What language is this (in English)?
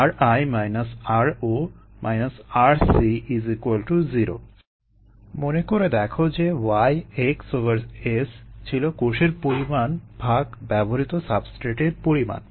Bangla